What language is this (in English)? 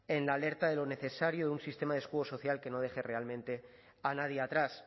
Spanish